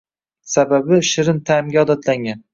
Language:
Uzbek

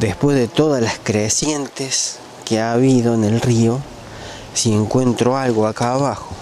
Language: Spanish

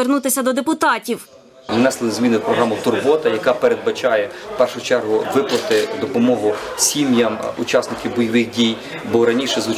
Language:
Ukrainian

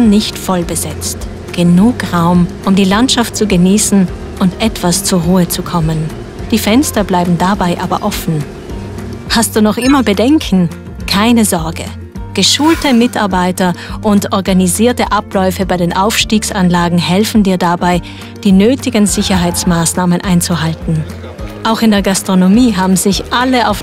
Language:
German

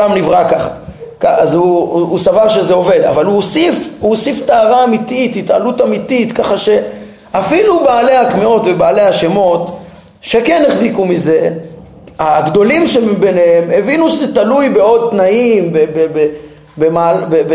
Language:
Hebrew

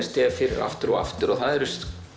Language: Icelandic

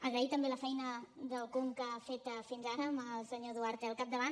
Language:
Catalan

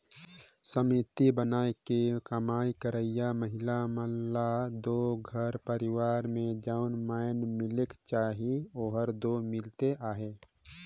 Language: Chhattisgarhi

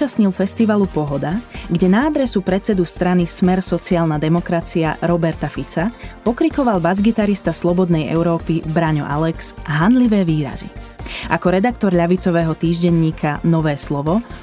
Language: Slovak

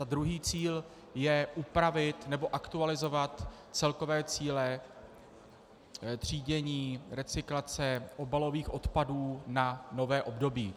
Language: Czech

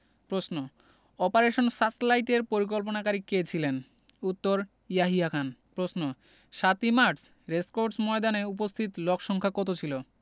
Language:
Bangla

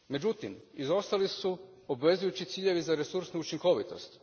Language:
Croatian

